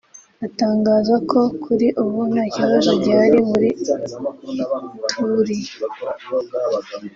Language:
Kinyarwanda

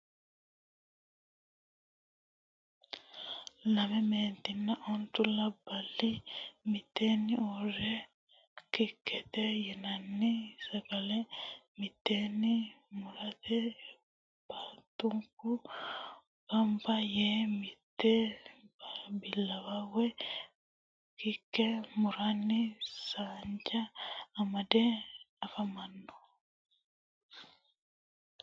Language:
Sidamo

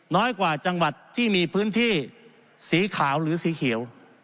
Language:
Thai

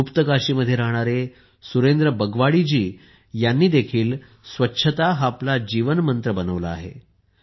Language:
Marathi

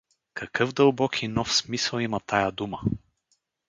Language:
Bulgarian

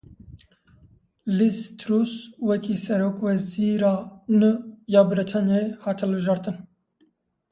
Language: Kurdish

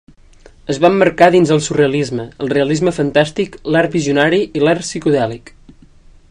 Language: Catalan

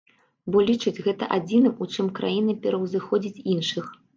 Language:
Belarusian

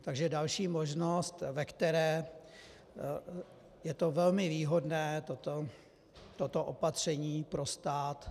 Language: Czech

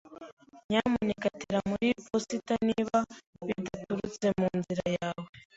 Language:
Kinyarwanda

